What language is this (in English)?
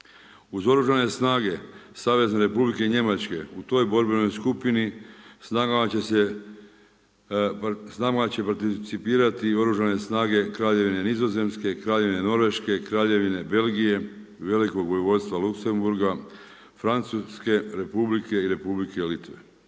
Croatian